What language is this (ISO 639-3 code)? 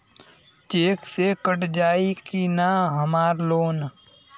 bho